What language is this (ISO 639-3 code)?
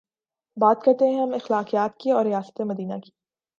urd